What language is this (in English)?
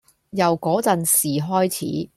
Cantonese